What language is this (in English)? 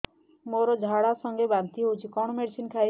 Odia